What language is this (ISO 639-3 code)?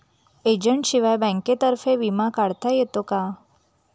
mar